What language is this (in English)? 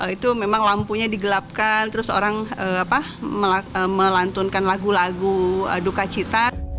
Indonesian